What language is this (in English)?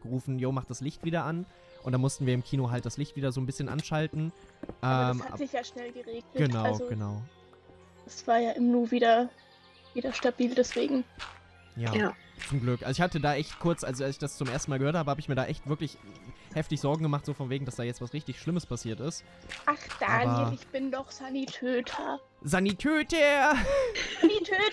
German